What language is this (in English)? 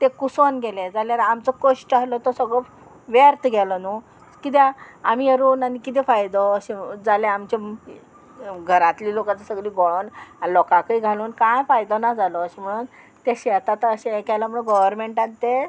Konkani